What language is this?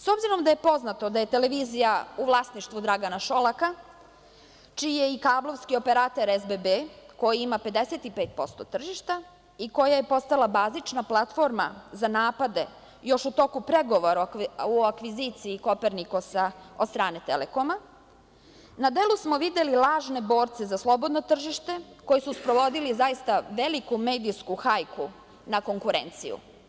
Serbian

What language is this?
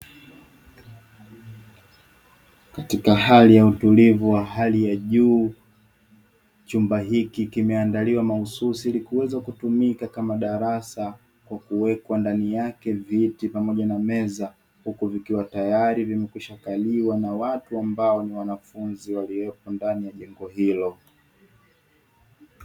Swahili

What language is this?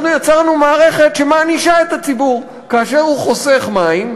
Hebrew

